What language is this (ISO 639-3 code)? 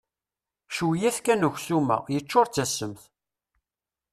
kab